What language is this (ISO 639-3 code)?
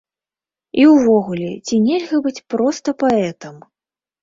bel